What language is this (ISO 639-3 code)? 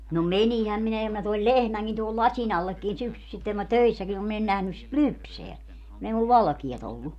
fin